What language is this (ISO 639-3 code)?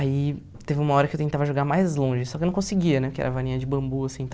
por